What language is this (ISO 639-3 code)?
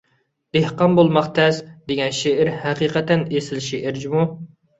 uig